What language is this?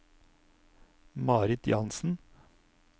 Norwegian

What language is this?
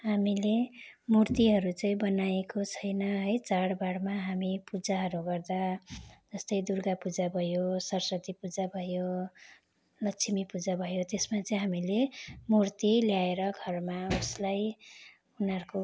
Nepali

